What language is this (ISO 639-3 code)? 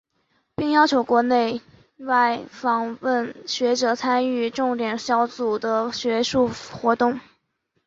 zho